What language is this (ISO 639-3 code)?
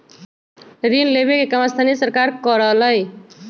mag